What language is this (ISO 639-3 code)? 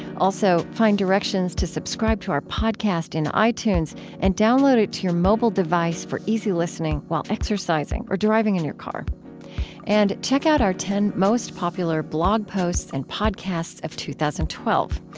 eng